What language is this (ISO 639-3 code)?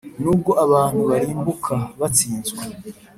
kin